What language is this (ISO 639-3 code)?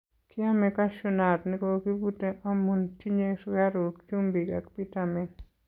kln